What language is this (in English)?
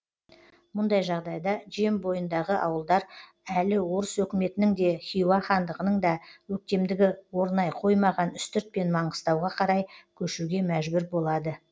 Kazakh